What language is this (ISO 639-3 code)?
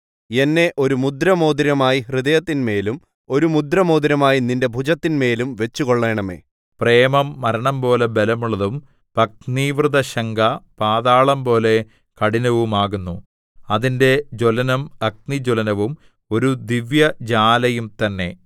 mal